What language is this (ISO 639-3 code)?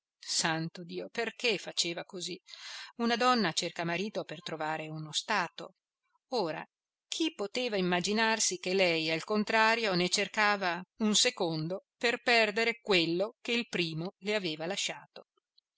ita